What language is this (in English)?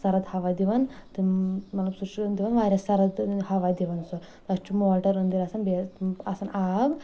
Kashmiri